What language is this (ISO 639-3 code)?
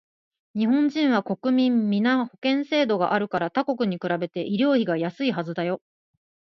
jpn